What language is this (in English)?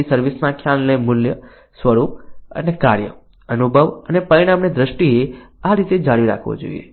Gujarati